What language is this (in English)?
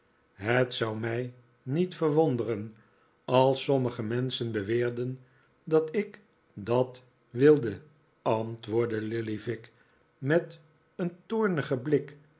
Dutch